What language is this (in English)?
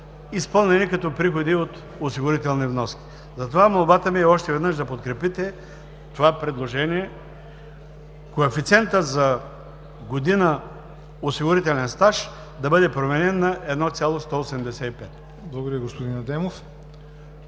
Bulgarian